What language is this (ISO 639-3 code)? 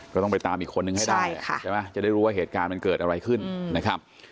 tha